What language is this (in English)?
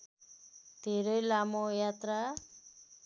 Nepali